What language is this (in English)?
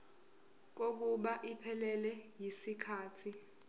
Zulu